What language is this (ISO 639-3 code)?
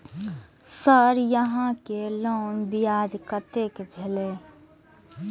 mai